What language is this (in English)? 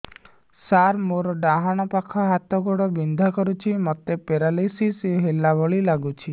Odia